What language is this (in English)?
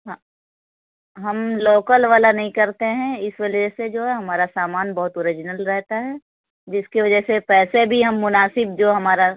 Urdu